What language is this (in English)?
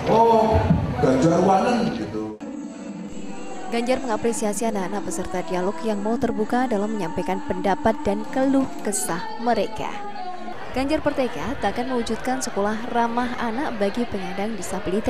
Indonesian